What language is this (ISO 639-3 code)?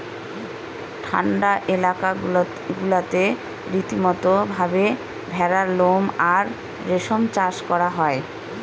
ben